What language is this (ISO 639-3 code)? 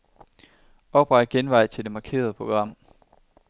dan